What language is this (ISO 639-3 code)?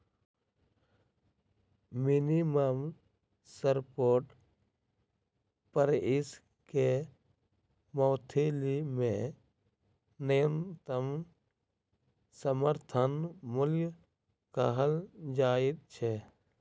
mai